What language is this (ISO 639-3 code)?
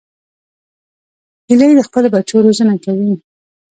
pus